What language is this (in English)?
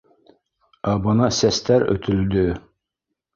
Bashkir